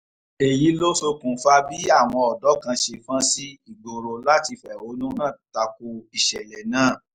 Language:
Yoruba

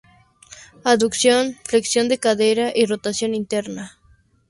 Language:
Spanish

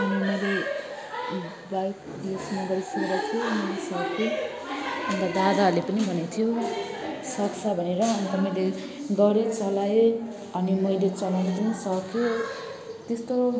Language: Nepali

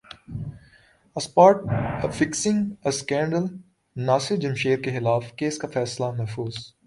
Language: Urdu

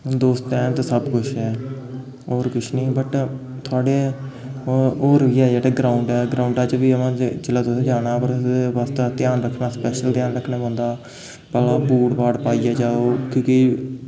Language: Dogri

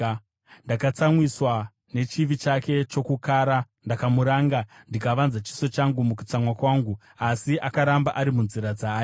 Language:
Shona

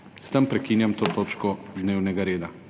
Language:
Slovenian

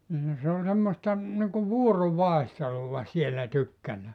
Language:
Finnish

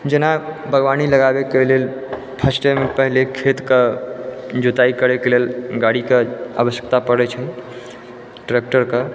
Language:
Maithili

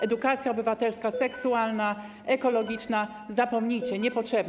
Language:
Polish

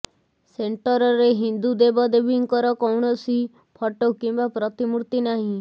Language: Odia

